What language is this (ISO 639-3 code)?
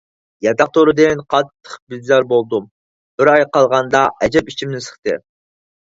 uig